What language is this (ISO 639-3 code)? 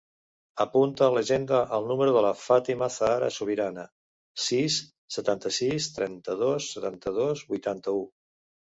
cat